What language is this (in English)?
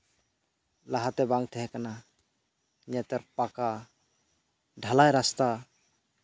Santali